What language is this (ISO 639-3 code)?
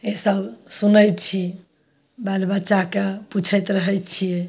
mai